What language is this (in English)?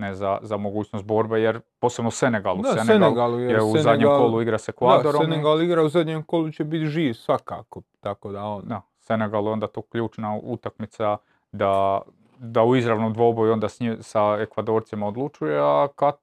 Croatian